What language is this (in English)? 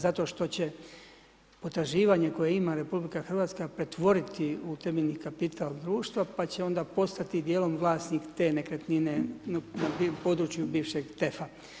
Croatian